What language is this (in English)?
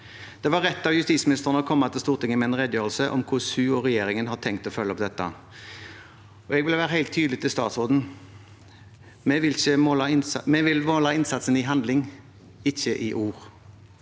Norwegian